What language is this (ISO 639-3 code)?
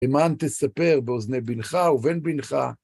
heb